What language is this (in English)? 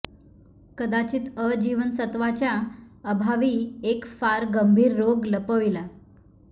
Marathi